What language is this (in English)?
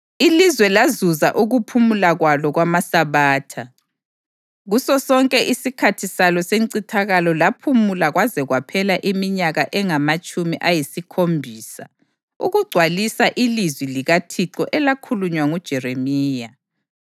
North Ndebele